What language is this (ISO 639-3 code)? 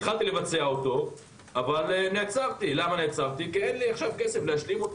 heb